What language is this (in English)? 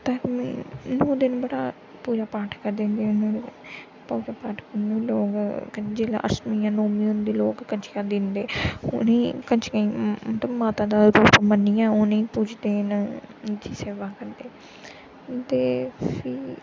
Dogri